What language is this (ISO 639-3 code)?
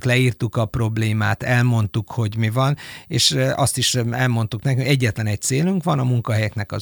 hun